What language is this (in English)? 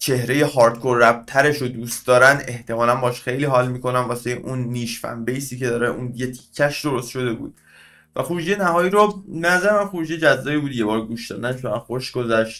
Persian